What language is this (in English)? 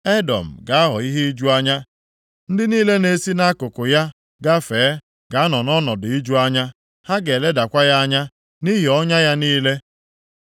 Igbo